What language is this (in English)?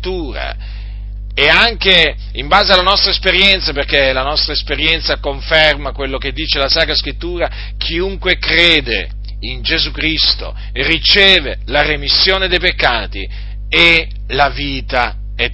Italian